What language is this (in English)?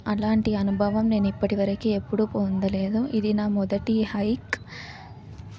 Telugu